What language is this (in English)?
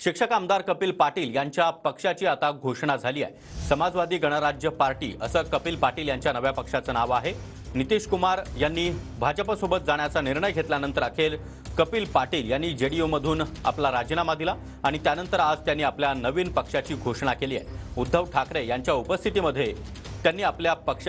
Marathi